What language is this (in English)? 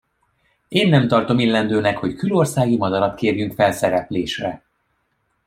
Hungarian